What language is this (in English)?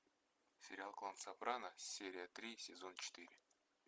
Russian